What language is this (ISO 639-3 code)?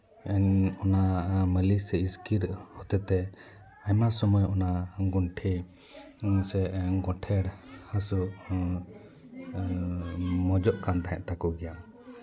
sat